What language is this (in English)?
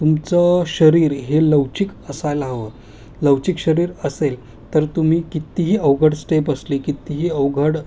Marathi